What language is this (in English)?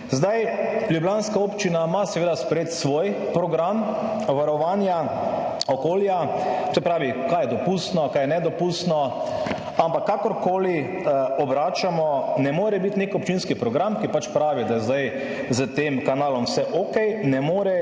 Slovenian